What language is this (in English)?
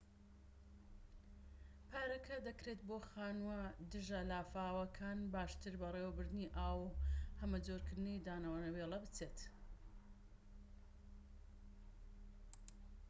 Central Kurdish